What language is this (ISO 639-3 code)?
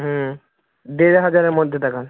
ben